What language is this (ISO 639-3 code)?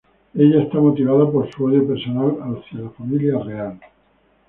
spa